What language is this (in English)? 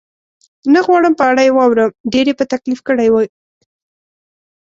Pashto